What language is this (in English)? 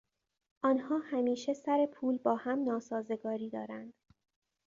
Persian